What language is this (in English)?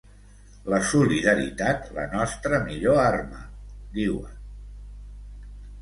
Catalan